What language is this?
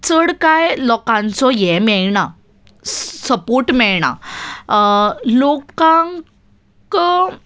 Konkani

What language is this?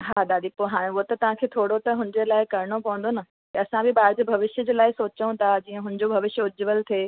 Sindhi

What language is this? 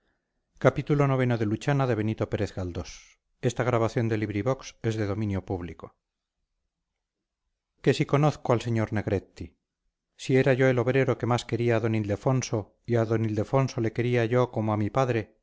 Spanish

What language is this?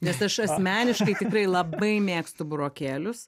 Lithuanian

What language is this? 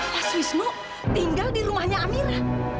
Indonesian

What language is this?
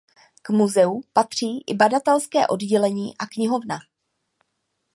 Czech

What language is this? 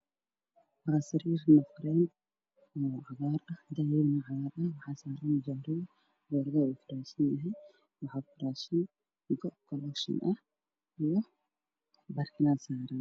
Somali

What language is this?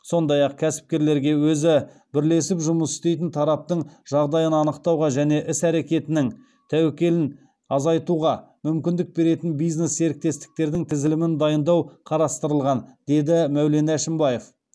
Kazakh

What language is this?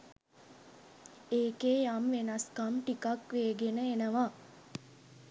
Sinhala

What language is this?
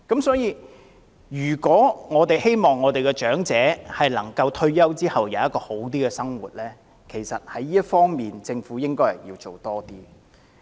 Cantonese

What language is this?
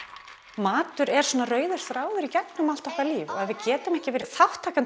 Icelandic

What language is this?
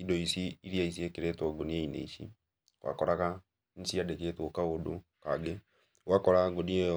Kikuyu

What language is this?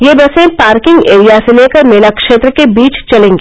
Hindi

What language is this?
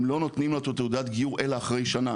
Hebrew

